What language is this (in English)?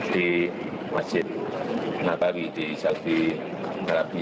Indonesian